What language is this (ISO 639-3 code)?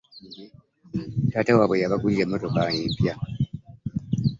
lug